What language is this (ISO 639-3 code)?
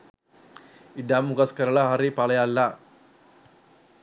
sin